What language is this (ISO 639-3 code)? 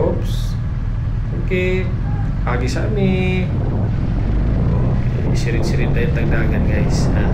fil